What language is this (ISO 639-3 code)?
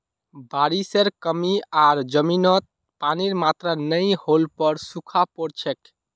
mag